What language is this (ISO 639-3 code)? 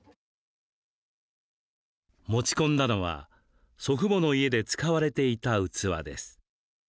jpn